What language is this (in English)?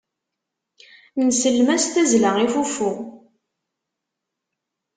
Kabyle